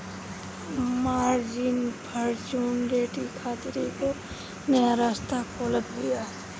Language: Bhojpuri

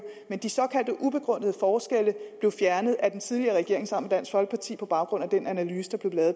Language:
Danish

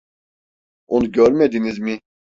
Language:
Turkish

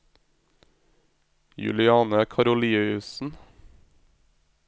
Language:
Norwegian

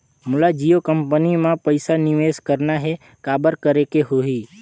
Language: Chhattisgarhi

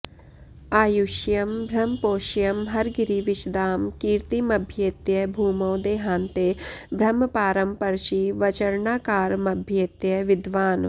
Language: Sanskrit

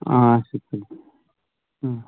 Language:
Kashmiri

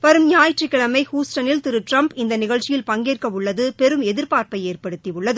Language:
Tamil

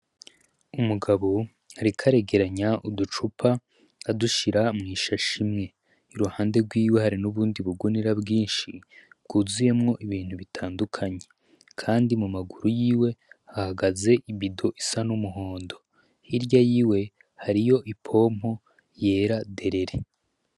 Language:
Rundi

